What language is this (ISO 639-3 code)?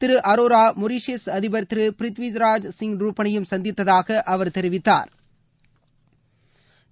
tam